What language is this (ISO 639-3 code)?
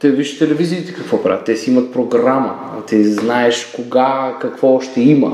bul